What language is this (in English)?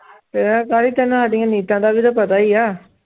Punjabi